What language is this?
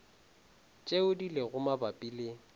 Northern Sotho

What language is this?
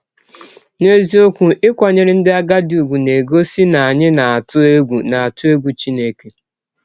Igbo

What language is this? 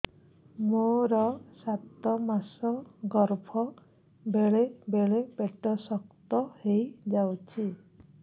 Odia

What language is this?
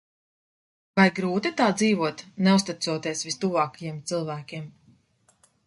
Latvian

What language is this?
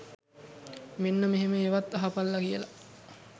Sinhala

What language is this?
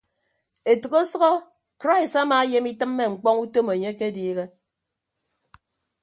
Ibibio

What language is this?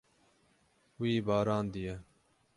Kurdish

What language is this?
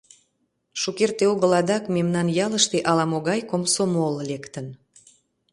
Mari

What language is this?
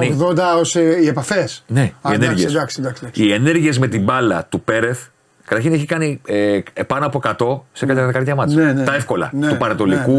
Greek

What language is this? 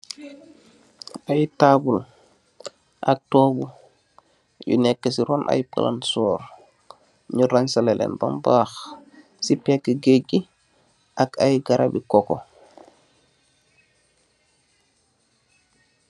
Wolof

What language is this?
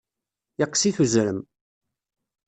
Kabyle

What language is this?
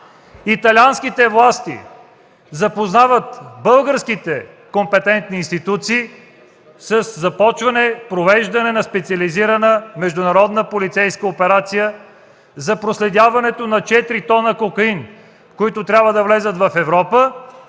Bulgarian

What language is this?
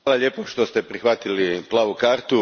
Croatian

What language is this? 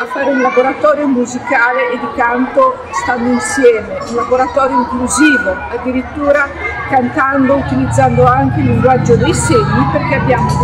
Italian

